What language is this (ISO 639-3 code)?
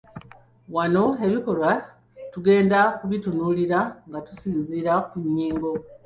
lug